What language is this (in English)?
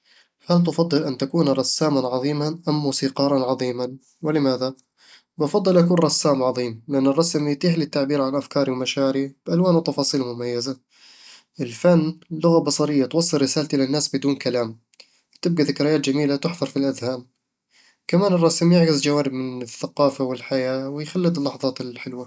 Eastern Egyptian Bedawi Arabic